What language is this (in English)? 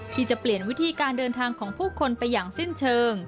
Thai